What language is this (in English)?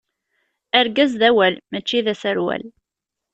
Kabyle